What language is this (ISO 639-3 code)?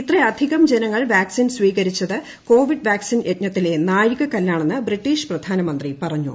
mal